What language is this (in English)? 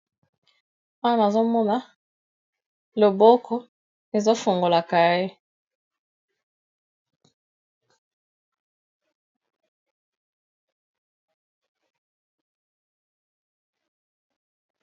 Lingala